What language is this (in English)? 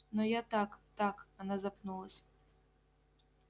Russian